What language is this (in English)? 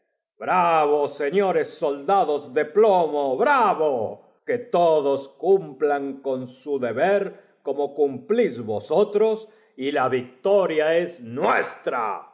Spanish